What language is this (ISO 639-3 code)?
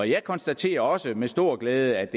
dan